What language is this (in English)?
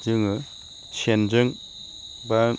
Bodo